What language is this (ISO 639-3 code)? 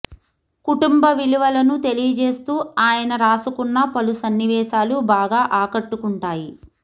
tel